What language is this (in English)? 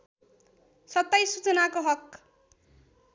Nepali